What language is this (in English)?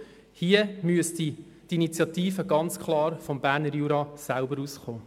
Swiss German